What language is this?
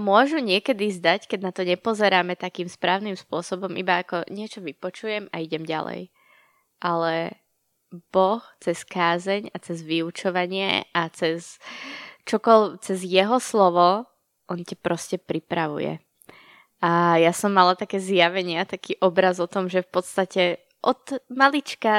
Slovak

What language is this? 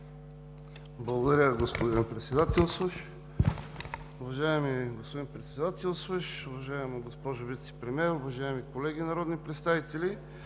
Bulgarian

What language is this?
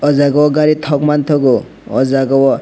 Kok Borok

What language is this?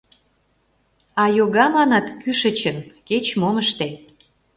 Mari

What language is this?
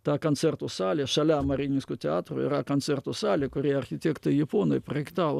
Lithuanian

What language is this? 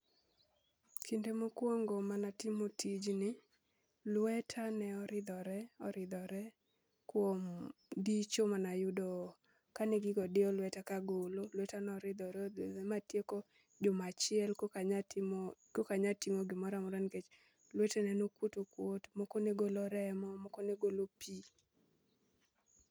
Luo (Kenya and Tanzania)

